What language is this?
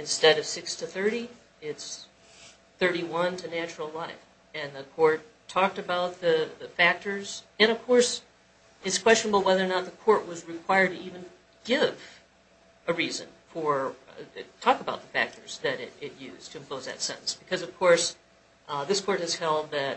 English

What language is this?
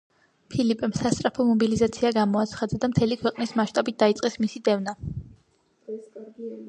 Georgian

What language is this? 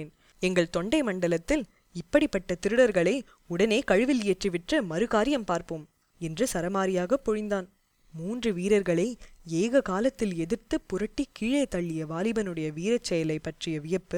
Tamil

